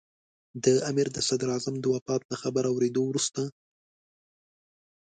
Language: Pashto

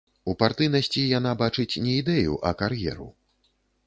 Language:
Belarusian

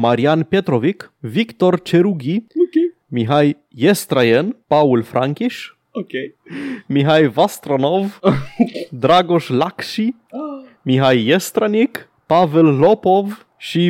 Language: Romanian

